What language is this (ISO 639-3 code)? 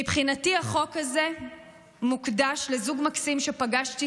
heb